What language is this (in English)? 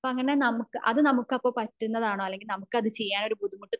Malayalam